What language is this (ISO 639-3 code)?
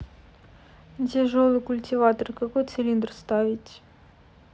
rus